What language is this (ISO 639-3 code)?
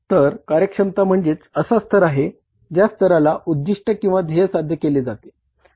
mar